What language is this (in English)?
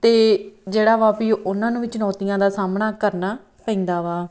Punjabi